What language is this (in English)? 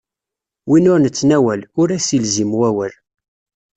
Kabyle